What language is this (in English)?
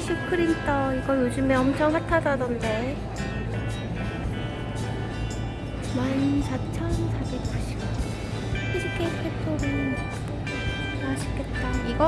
Korean